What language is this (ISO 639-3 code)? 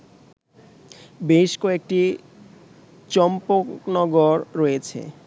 ben